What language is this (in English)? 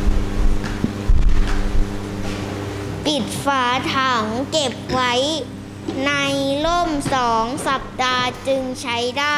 Thai